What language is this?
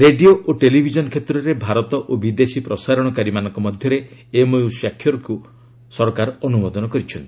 Odia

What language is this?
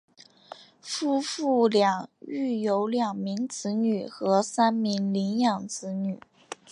Chinese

